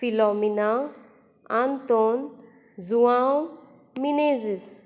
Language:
Konkani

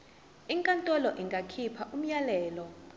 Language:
Zulu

